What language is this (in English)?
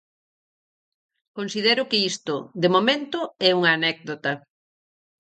Galician